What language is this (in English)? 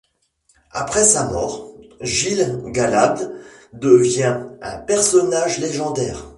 French